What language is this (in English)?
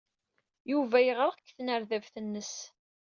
Kabyle